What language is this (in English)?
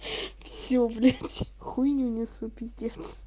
Russian